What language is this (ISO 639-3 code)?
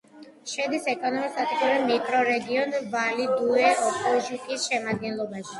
kat